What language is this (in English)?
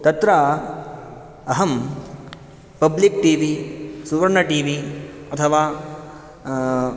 Sanskrit